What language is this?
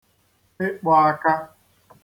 Igbo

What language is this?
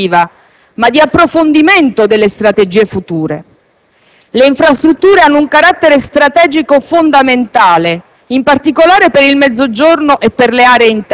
Italian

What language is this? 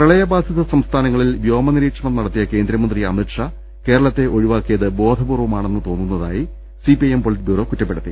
Malayalam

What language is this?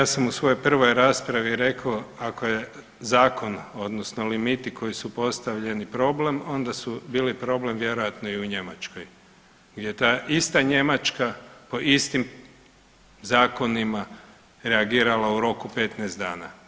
Croatian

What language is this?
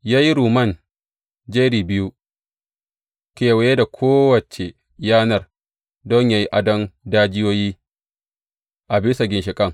Hausa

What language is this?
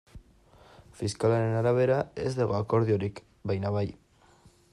Basque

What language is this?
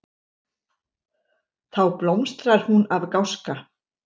Icelandic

